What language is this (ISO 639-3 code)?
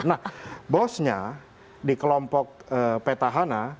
ind